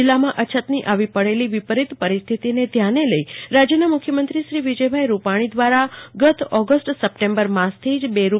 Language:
Gujarati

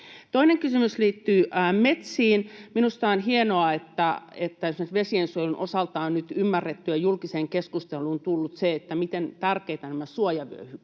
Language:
Finnish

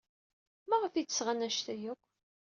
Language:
Kabyle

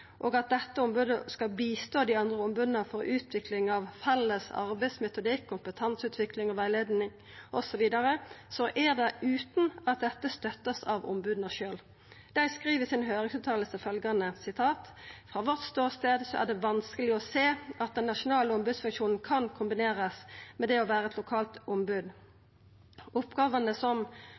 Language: Norwegian Nynorsk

